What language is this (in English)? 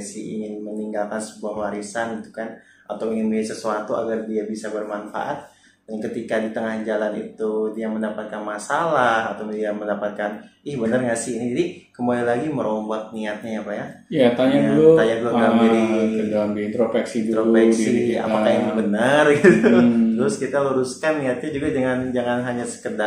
Indonesian